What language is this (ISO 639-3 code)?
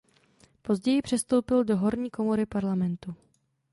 ces